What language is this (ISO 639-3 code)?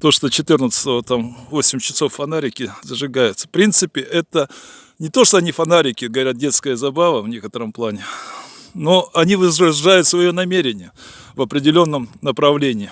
rus